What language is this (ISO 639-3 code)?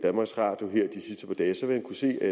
dan